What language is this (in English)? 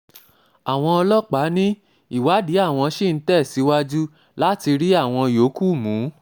Yoruba